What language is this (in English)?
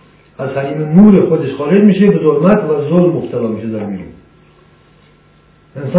Persian